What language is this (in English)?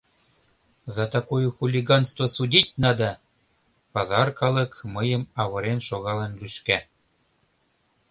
Mari